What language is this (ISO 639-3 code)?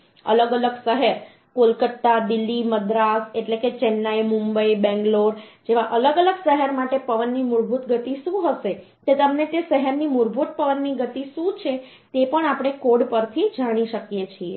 guj